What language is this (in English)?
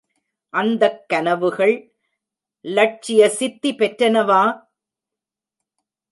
Tamil